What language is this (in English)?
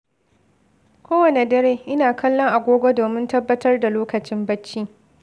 Hausa